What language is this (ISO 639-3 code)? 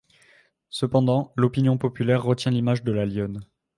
fra